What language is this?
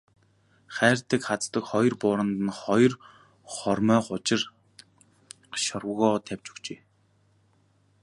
Mongolian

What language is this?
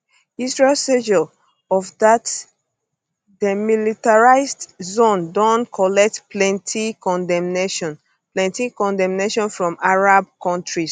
Nigerian Pidgin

